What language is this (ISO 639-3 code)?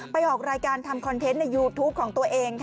tha